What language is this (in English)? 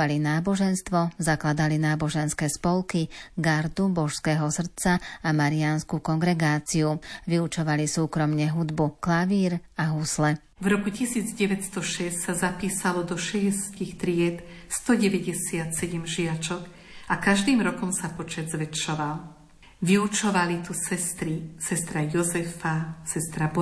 Slovak